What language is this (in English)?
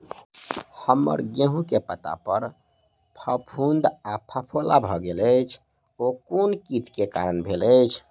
Maithili